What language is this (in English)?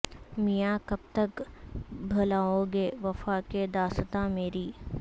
Urdu